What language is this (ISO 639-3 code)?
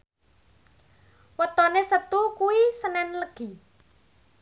jav